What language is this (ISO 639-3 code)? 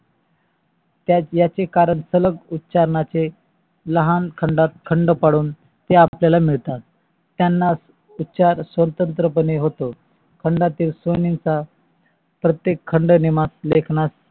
mar